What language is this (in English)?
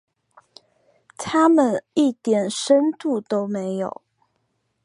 Chinese